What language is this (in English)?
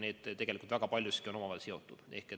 Estonian